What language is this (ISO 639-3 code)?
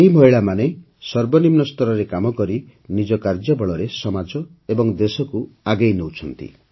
ori